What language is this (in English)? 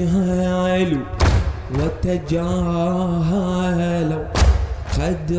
Arabic